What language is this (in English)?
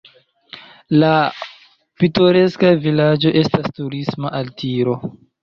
Esperanto